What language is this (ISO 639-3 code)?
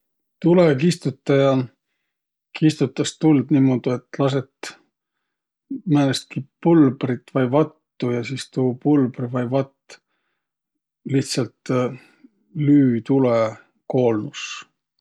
vro